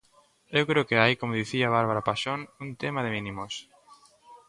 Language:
Galician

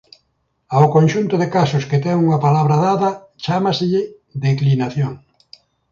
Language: Galician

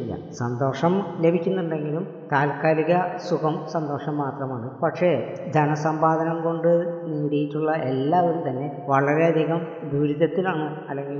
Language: Malayalam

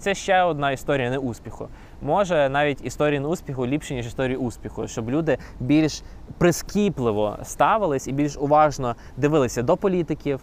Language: Ukrainian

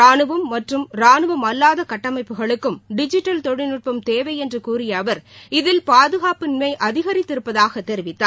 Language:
Tamil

